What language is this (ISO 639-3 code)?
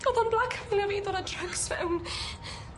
cym